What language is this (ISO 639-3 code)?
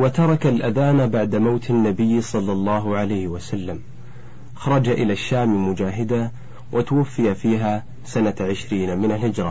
ara